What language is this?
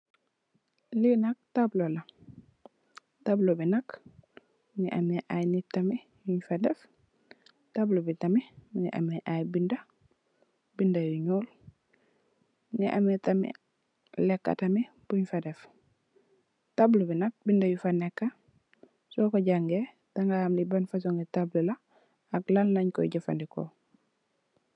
Wolof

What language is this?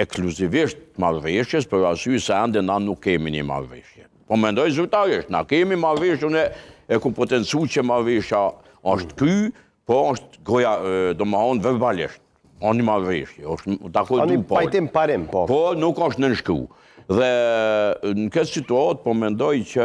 Romanian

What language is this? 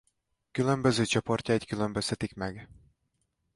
Hungarian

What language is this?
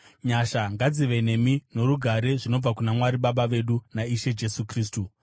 Shona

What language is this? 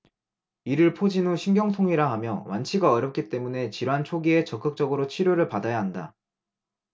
Korean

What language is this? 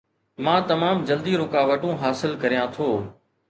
Sindhi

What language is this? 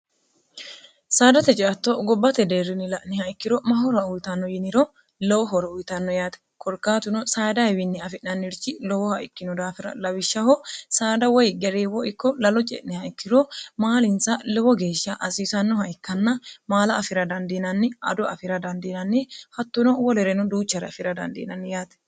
Sidamo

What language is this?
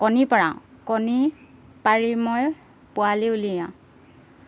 Assamese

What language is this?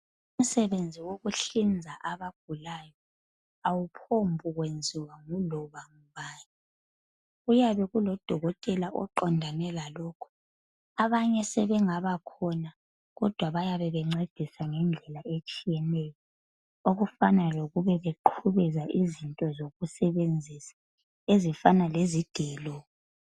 North Ndebele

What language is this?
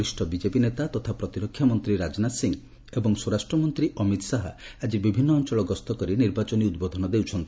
Odia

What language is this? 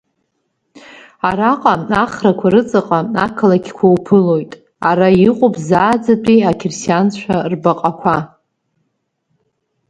Abkhazian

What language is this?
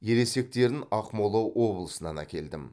Kazakh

